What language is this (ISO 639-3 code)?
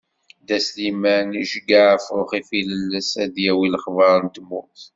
kab